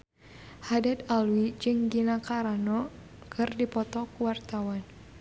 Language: Sundanese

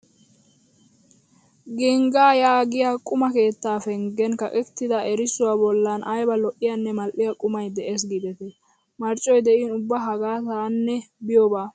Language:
Wolaytta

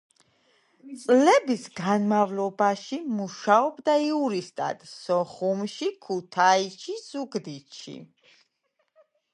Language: Georgian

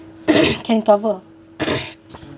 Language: English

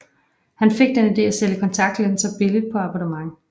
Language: Danish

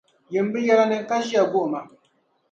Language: Dagbani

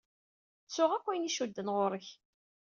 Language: Kabyle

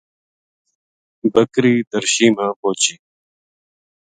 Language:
Gujari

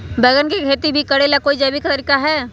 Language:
Magahi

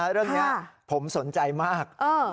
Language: Thai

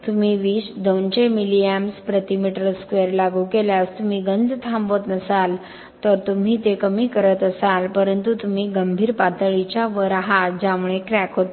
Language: Marathi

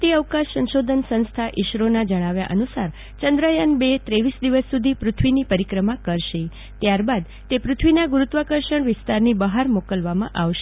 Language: Gujarati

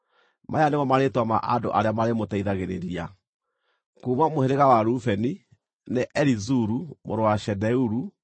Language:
Kikuyu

